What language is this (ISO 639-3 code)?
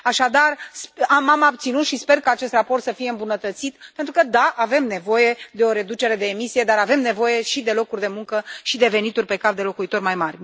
ron